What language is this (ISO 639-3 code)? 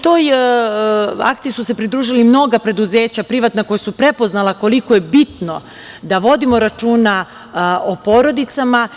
srp